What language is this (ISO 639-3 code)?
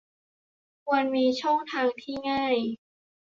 tha